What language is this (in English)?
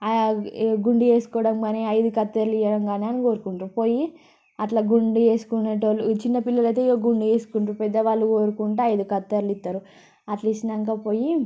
Telugu